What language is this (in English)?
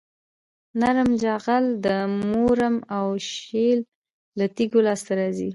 Pashto